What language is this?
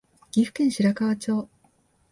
Japanese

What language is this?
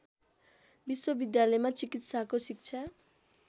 Nepali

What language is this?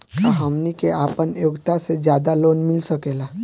Bhojpuri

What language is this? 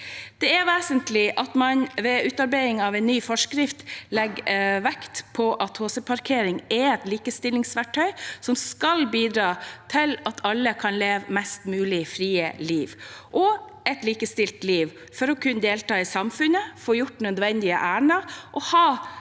Norwegian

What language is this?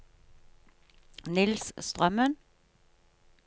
Norwegian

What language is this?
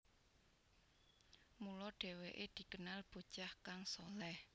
Javanese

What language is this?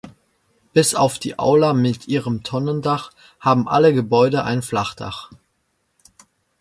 German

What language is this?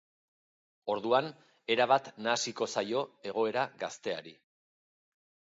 Basque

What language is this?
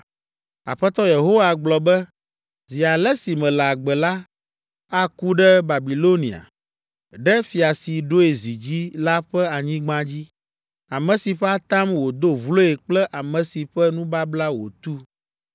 Ewe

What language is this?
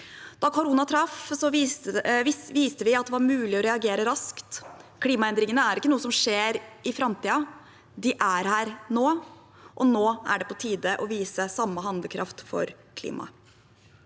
Norwegian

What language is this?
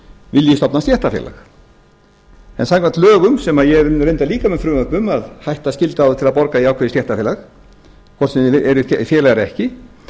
Icelandic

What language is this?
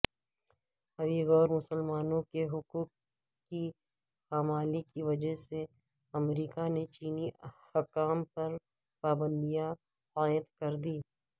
Urdu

